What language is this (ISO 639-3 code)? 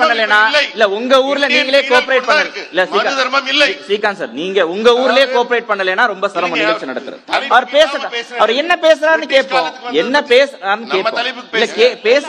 tam